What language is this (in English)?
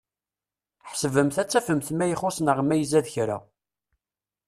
Kabyle